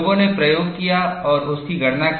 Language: Hindi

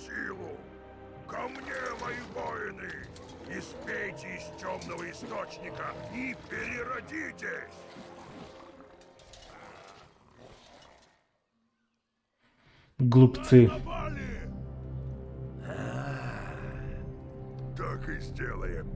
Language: Russian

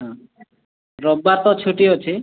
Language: Odia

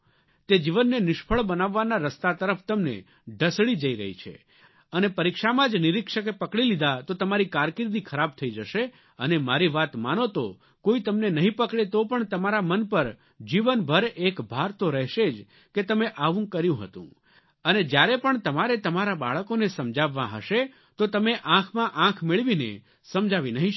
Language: Gujarati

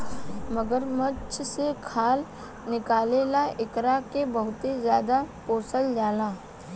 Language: Bhojpuri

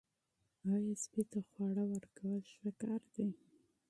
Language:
Pashto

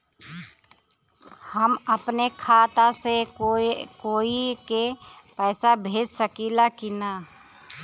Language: Bhojpuri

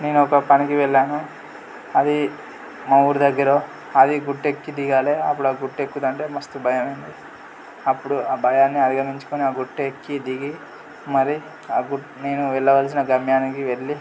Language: Telugu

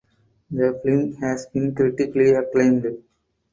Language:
English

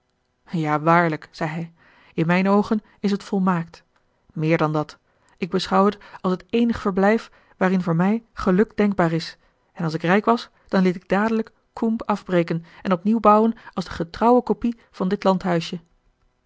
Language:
Dutch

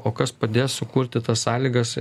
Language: Lithuanian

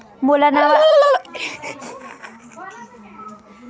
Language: Chhattisgarhi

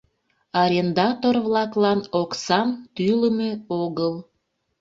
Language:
Mari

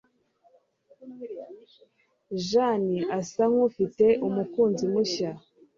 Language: Kinyarwanda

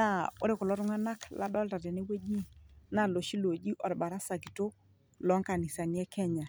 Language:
Masai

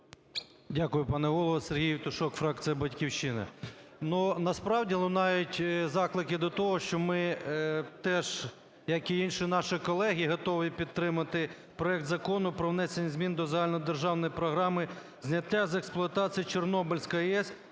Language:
Ukrainian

